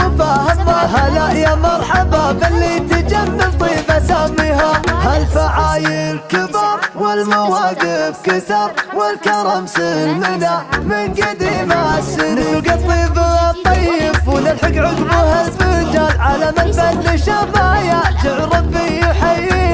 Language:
Arabic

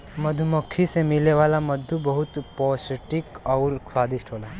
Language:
Bhojpuri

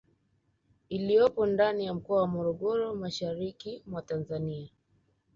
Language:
Swahili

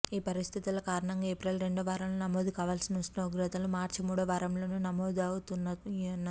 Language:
Telugu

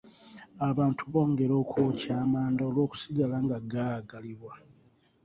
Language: Ganda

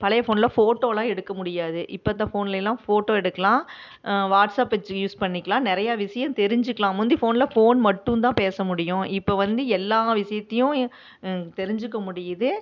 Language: Tamil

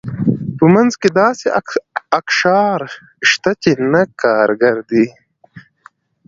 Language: Pashto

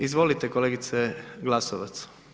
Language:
Croatian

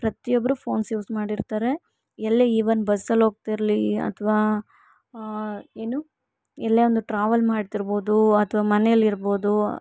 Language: Kannada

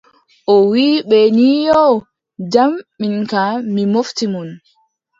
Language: Adamawa Fulfulde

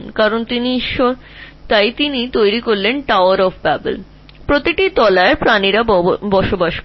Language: Bangla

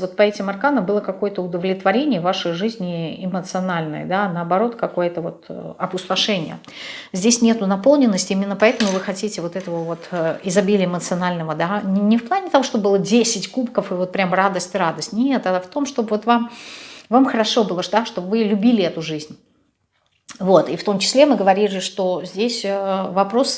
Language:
Russian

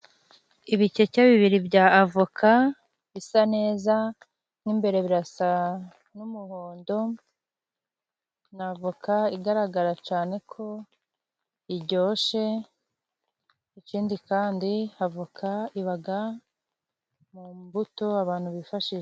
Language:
Kinyarwanda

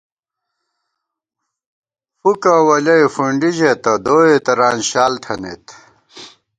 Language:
Gawar-Bati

